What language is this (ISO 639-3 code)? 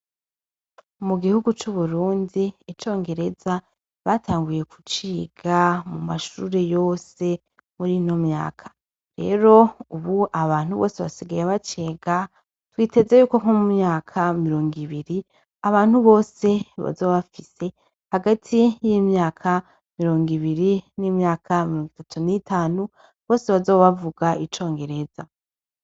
run